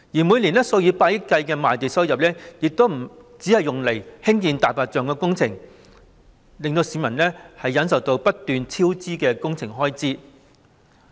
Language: Cantonese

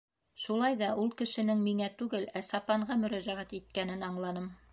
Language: Bashkir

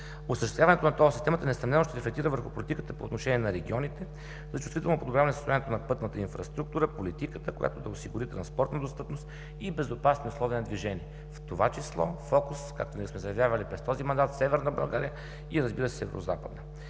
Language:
Bulgarian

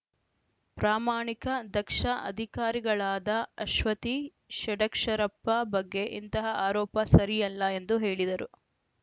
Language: Kannada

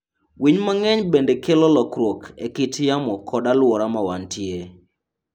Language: Luo (Kenya and Tanzania)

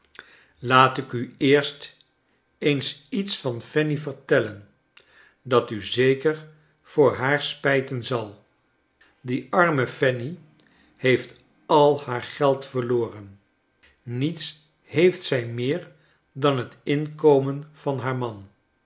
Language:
Dutch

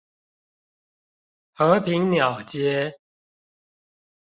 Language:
Chinese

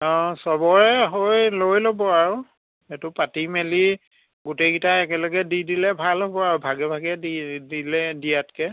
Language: Assamese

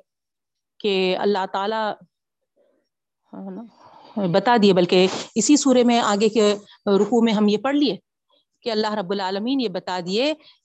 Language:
Urdu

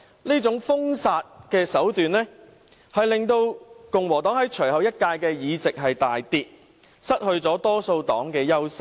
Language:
Cantonese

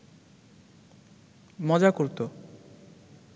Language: Bangla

